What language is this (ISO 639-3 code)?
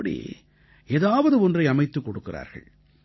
tam